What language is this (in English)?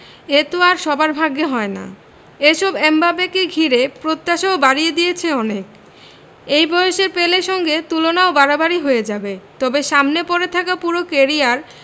Bangla